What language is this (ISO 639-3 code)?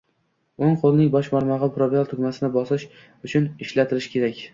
uzb